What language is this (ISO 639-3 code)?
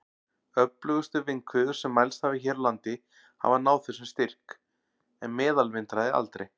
isl